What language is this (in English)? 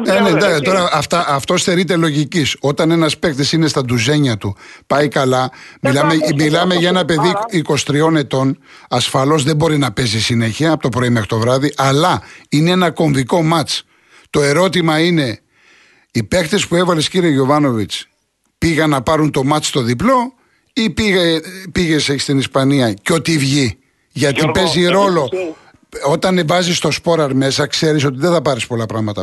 Greek